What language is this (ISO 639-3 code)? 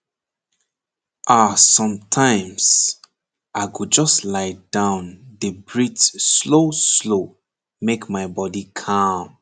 pcm